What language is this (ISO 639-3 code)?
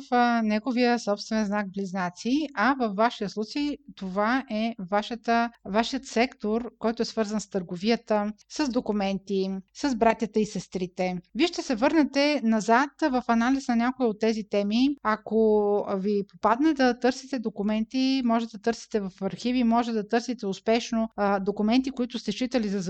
bul